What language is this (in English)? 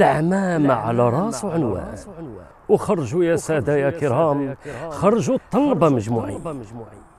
Arabic